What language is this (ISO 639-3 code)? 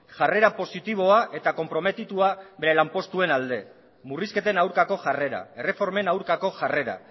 eus